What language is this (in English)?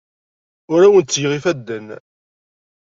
Kabyle